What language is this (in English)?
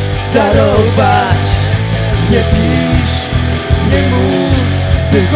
Polish